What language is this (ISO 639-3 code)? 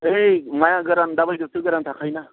brx